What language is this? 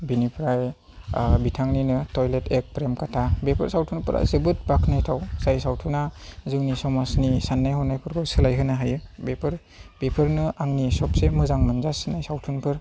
Bodo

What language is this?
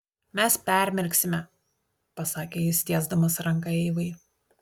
Lithuanian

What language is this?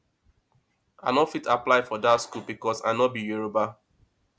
Nigerian Pidgin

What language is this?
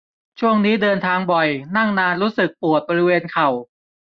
Thai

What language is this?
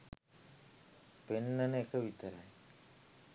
Sinhala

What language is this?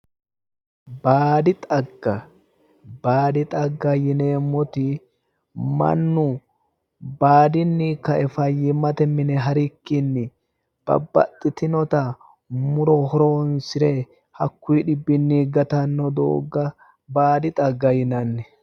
Sidamo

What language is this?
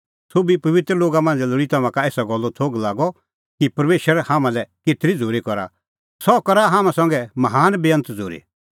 Kullu Pahari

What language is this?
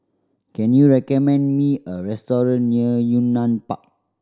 English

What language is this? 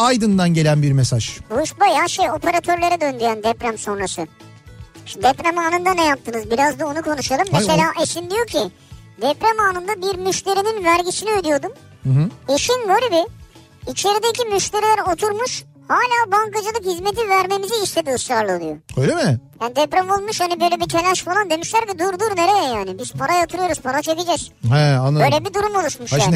Turkish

